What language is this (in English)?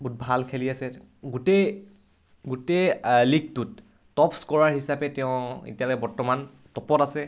Assamese